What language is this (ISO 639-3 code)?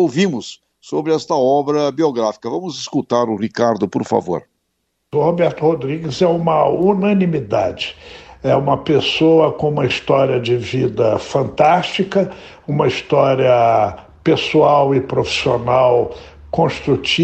por